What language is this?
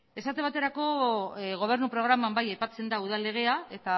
Basque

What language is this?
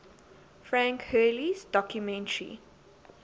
English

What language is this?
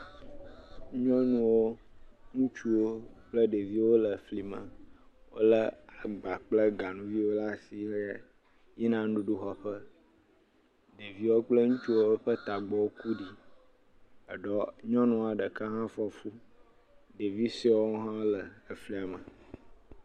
Ewe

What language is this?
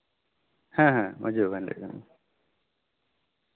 Santali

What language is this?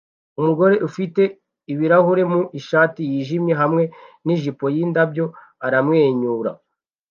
Kinyarwanda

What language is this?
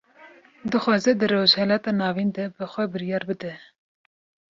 Kurdish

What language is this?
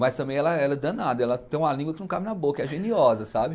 Portuguese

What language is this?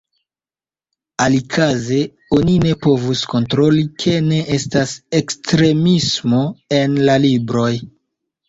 Esperanto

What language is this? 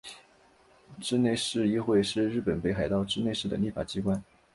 Chinese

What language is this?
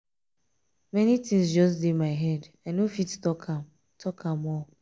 Nigerian Pidgin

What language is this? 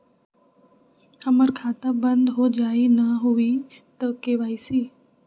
Magahi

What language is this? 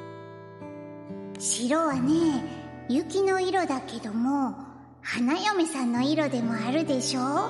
Japanese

